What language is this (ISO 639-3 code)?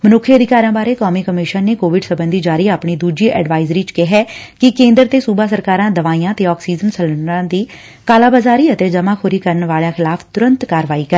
pan